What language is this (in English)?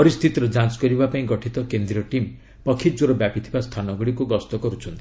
Odia